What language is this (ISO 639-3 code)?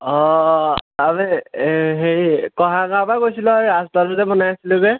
asm